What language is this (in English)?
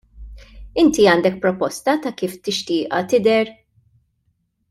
Maltese